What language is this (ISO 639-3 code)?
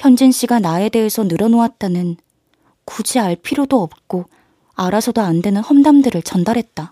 kor